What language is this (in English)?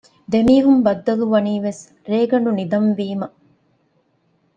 Divehi